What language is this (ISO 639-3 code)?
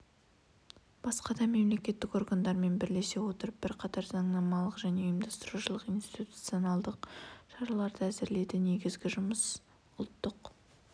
kaz